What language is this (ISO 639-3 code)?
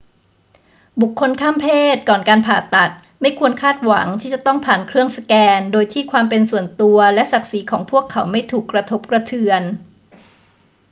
tha